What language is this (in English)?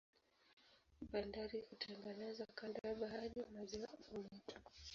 Swahili